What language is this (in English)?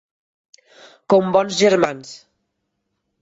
Catalan